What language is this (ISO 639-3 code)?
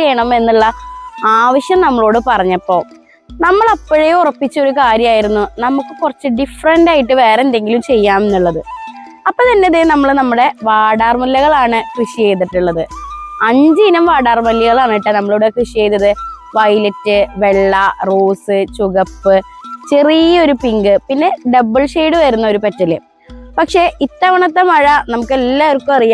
mal